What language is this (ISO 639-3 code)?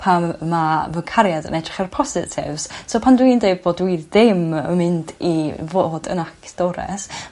cym